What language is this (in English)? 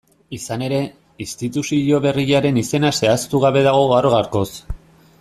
Basque